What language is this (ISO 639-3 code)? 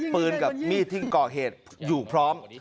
tha